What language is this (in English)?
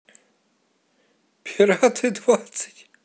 Russian